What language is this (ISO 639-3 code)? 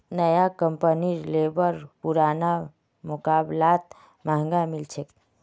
mag